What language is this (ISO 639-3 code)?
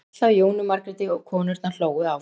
isl